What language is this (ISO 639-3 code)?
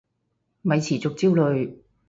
yue